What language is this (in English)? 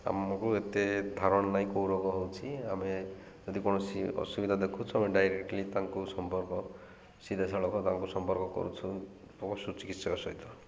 Odia